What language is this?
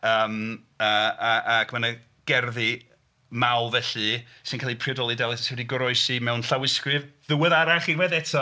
Welsh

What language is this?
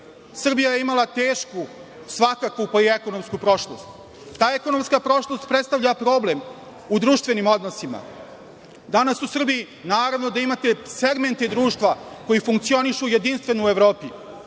Serbian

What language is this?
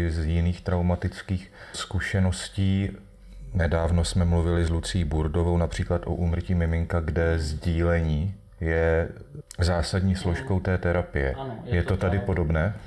Czech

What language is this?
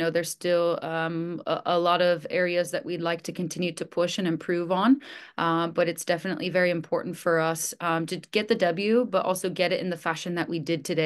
English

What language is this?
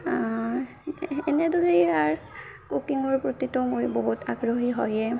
Assamese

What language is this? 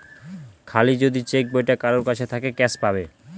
Bangla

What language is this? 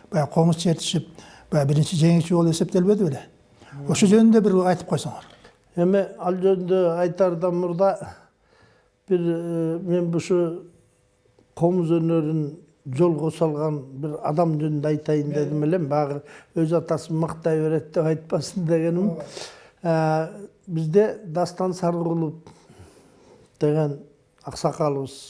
Turkish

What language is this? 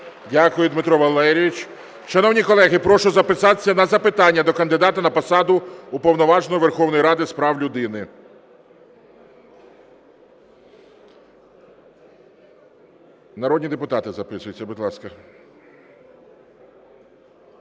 Ukrainian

